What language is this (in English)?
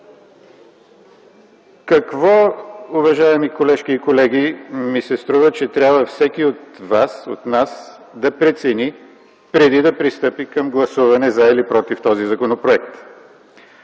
Bulgarian